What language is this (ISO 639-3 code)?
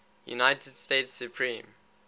eng